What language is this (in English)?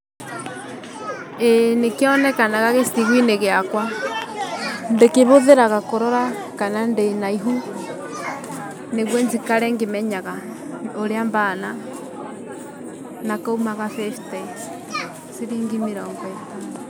Kikuyu